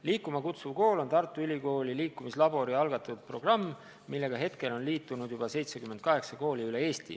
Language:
Estonian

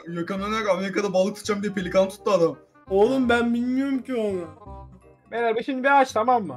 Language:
Turkish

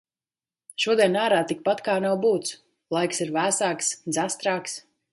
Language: Latvian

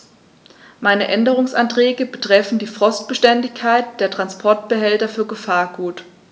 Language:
German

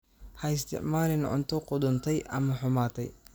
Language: Somali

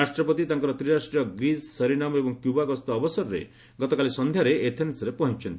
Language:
Odia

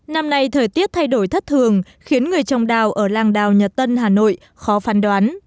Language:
Vietnamese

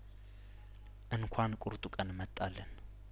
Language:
Amharic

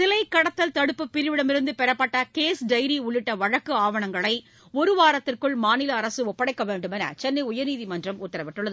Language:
Tamil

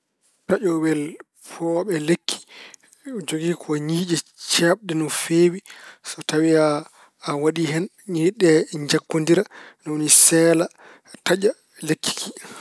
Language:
Fula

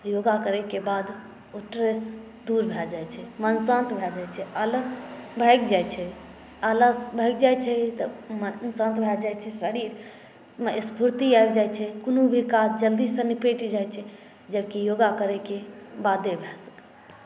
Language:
Maithili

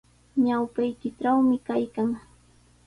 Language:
Sihuas Ancash Quechua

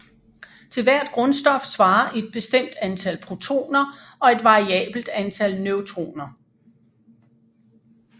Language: Danish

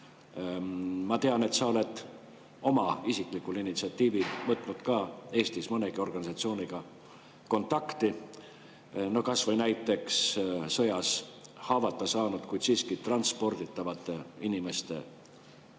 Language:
Estonian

